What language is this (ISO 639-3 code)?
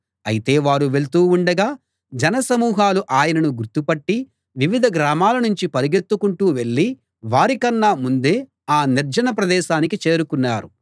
tel